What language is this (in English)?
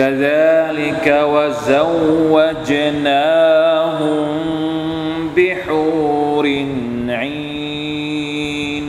Thai